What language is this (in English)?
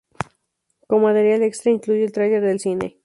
Spanish